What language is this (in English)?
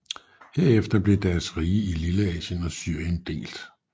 Danish